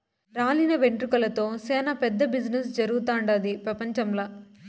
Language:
Telugu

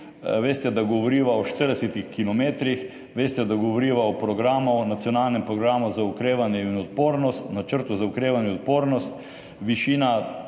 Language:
Slovenian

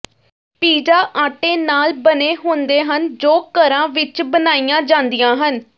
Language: Punjabi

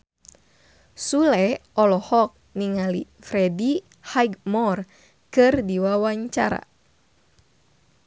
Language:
Sundanese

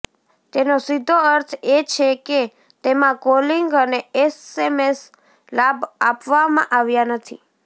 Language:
Gujarati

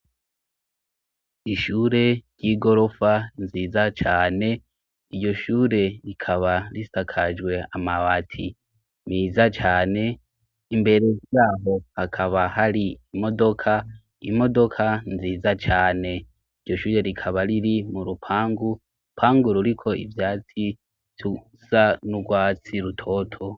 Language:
Rundi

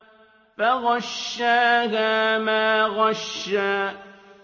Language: Arabic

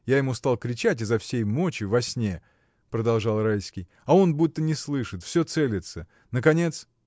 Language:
Russian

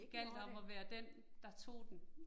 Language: Danish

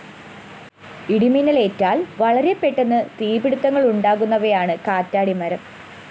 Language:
Malayalam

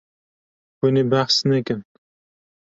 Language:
Kurdish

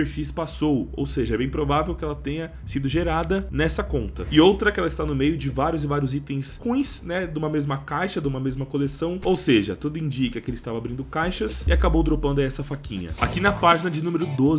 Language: Portuguese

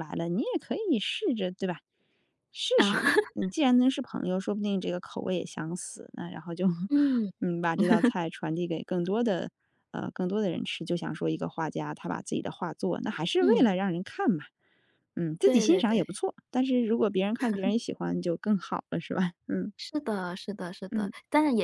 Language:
Chinese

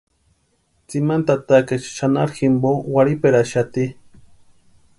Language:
Western Highland Purepecha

